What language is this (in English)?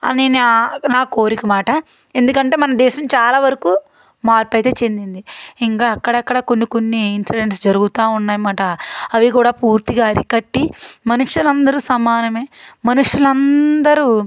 Telugu